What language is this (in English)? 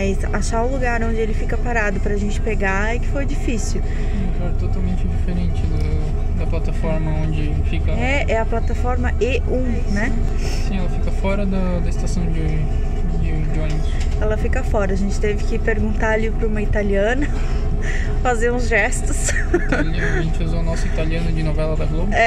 Portuguese